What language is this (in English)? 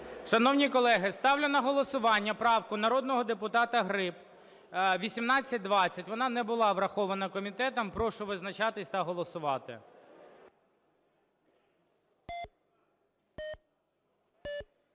Ukrainian